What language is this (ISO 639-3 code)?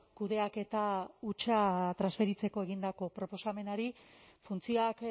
eus